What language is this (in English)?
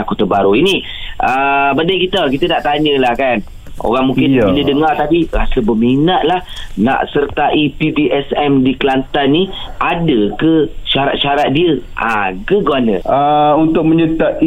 Malay